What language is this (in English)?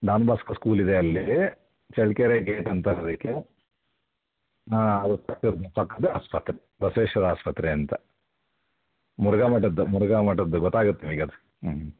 Kannada